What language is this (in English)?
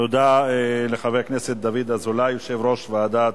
Hebrew